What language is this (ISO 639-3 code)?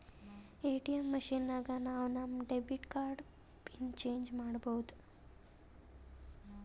kan